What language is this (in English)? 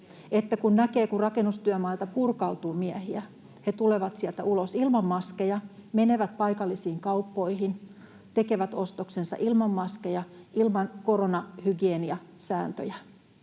Finnish